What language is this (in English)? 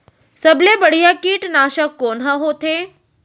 Chhattisgarhi